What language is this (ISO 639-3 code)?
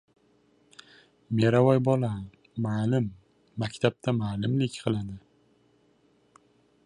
uzb